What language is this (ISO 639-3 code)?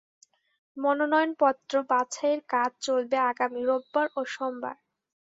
ben